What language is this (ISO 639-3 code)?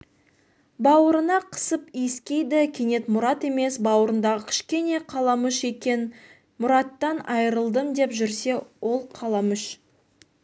kaz